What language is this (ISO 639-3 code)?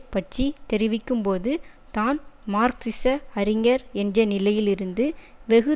tam